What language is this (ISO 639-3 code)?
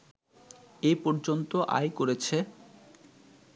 ben